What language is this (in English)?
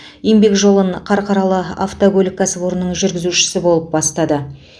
Kazakh